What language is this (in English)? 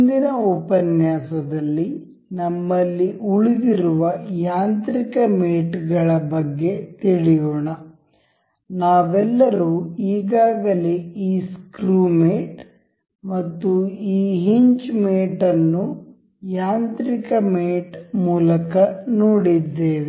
Kannada